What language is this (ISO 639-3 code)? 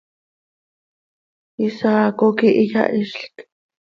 sei